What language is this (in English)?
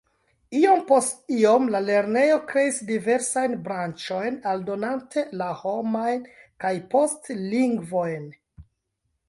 Esperanto